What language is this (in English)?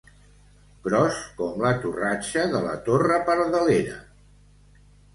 Catalan